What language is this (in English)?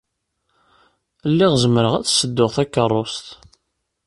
Kabyle